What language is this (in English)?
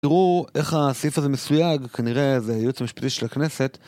Hebrew